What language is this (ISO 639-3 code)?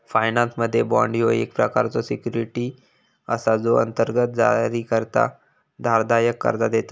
mar